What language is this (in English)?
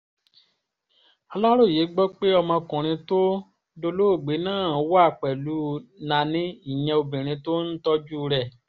Yoruba